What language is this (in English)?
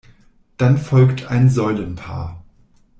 German